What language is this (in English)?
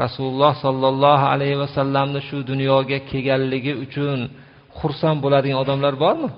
Turkish